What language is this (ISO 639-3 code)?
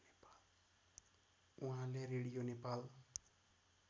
nep